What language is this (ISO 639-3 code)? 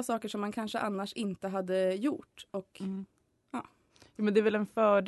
swe